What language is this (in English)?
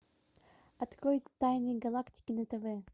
Russian